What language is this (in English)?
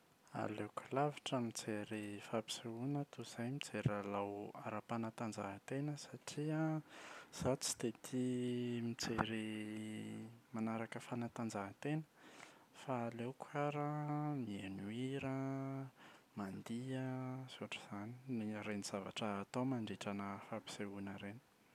Malagasy